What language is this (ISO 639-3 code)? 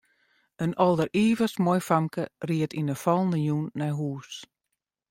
fry